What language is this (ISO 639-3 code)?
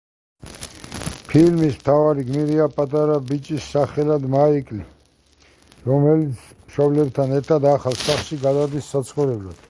kat